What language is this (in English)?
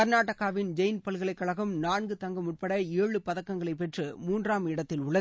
Tamil